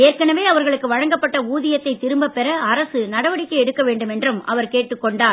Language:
Tamil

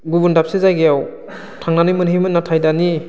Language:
Bodo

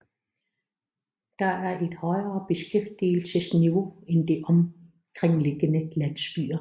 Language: Danish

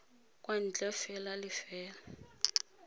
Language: Tswana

